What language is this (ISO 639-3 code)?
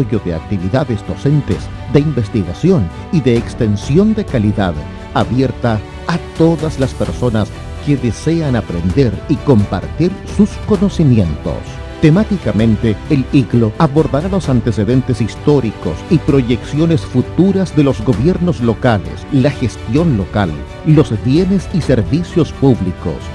spa